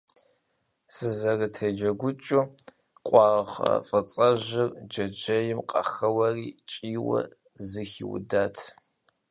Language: Kabardian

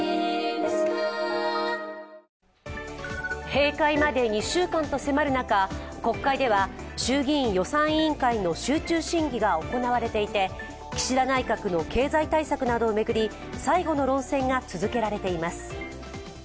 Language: Japanese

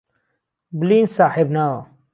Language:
Central Kurdish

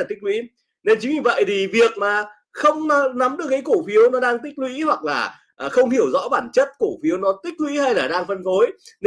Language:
Vietnamese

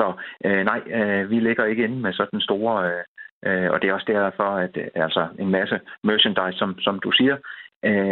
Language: Danish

